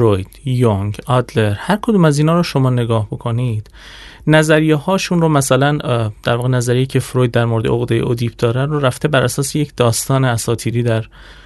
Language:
Persian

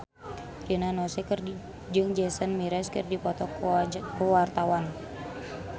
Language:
Sundanese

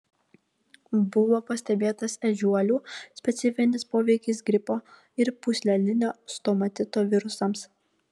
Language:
Lithuanian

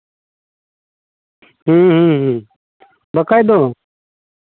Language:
Santali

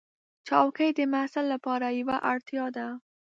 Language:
Pashto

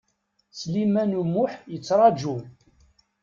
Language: Kabyle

